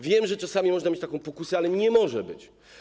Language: Polish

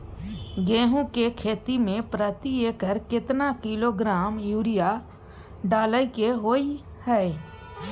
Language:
Maithili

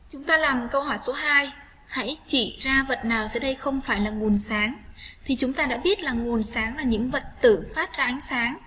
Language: Vietnamese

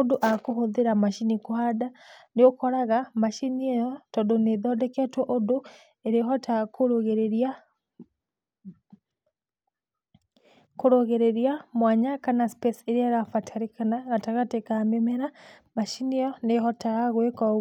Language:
Kikuyu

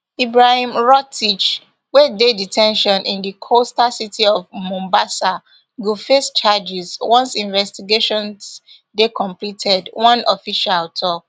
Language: Nigerian Pidgin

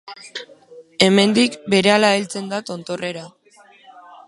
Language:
Basque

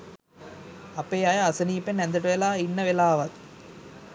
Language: Sinhala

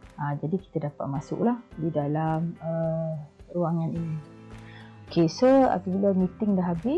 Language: Malay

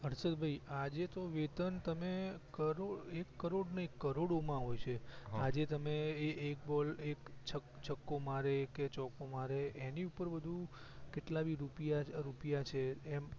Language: Gujarati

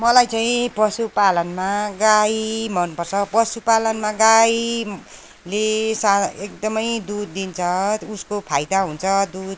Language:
Nepali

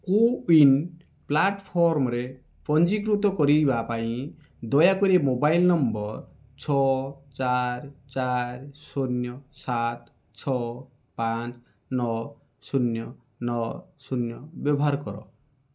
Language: Odia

